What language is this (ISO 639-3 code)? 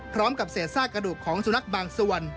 tha